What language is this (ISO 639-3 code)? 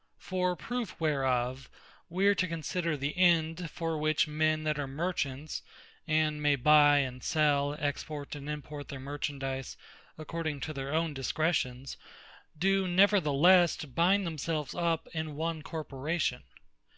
eng